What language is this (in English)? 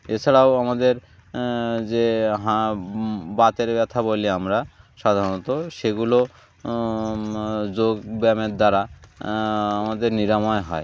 Bangla